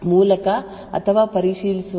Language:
Kannada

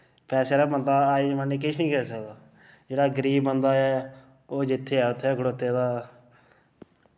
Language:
Dogri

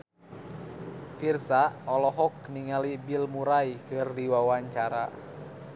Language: Sundanese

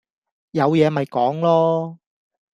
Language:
Cantonese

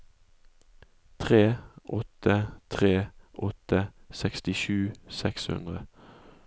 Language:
Norwegian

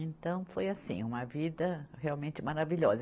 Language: Portuguese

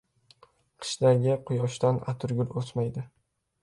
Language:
Uzbek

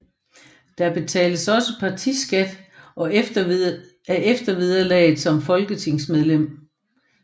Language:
Danish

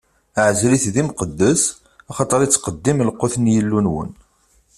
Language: Kabyle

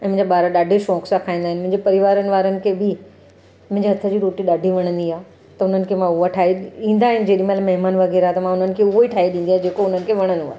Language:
Sindhi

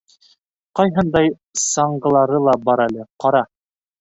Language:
Bashkir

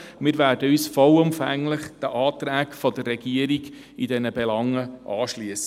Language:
Swiss German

